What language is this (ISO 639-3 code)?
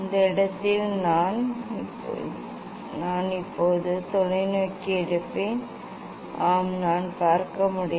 tam